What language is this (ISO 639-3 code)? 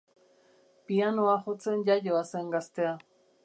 eus